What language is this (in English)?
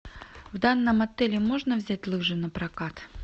Russian